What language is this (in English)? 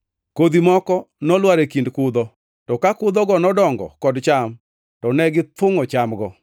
Luo (Kenya and Tanzania)